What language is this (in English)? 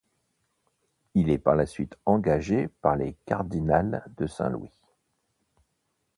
French